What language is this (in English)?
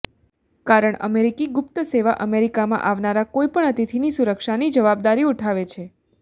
Gujarati